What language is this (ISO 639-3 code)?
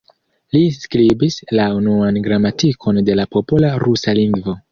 epo